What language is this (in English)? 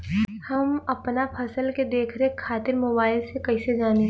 Bhojpuri